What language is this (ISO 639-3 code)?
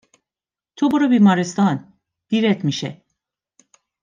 fas